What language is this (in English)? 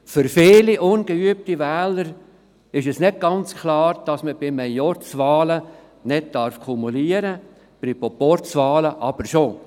Swiss German